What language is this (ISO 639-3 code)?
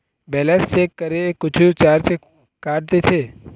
hne